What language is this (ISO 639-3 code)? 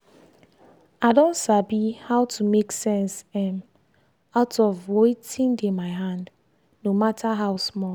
pcm